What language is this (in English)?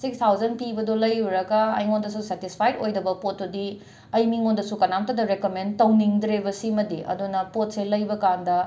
Manipuri